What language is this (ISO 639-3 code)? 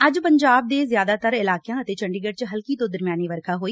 pan